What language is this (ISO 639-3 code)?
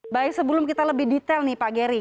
ind